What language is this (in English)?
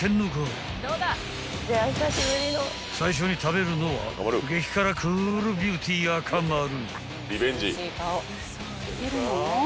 Japanese